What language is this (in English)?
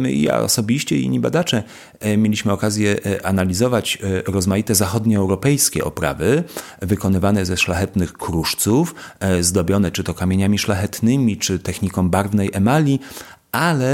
Polish